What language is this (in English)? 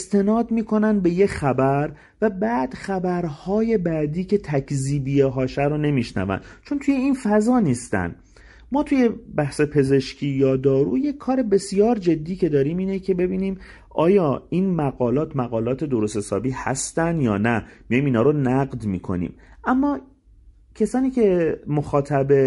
Persian